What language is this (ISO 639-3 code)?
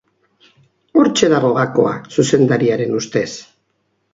eus